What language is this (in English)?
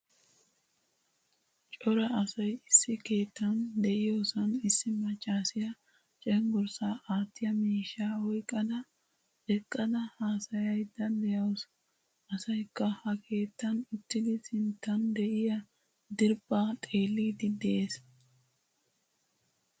Wolaytta